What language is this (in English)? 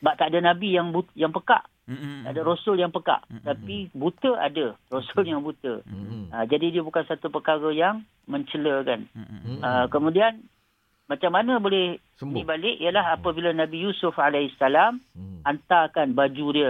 Malay